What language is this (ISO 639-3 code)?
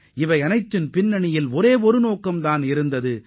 tam